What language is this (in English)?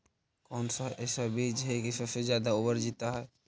Magahi